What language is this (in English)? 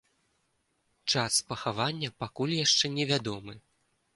Belarusian